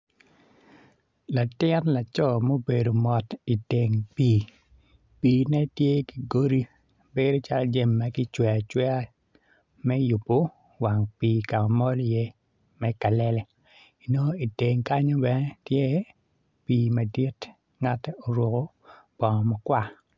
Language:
Acoli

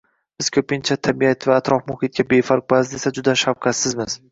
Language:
Uzbek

